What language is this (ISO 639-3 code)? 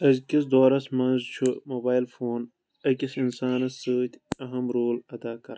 kas